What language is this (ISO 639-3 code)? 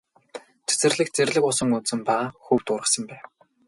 mon